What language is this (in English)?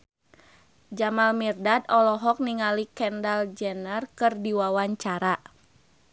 Sundanese